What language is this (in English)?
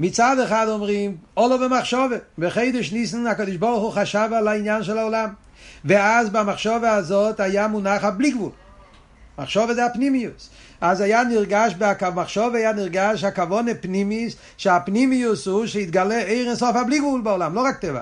Hebrew